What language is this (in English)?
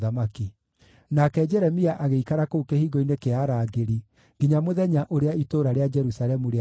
Kikuyu